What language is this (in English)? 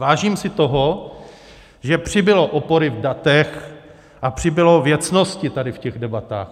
Czech